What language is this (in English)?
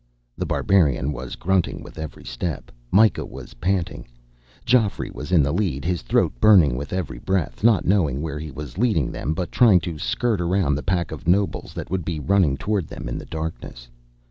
English